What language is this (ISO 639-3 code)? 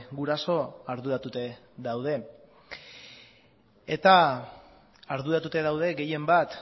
eus